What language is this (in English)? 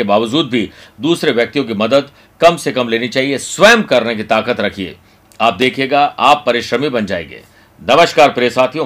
Hindi